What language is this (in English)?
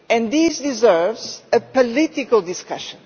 English